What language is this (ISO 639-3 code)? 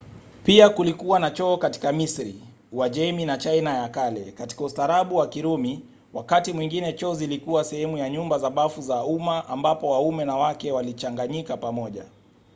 swa